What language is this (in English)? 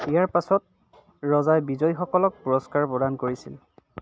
Assamese